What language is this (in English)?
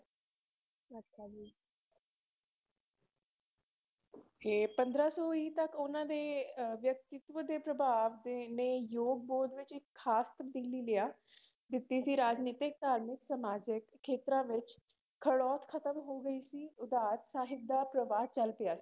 Punjabi